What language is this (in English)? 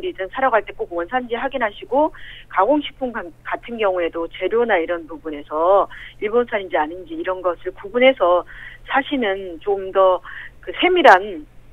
Korean